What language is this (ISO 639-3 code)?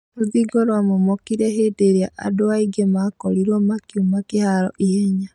kik